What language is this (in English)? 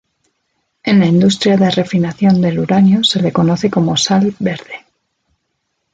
Spanish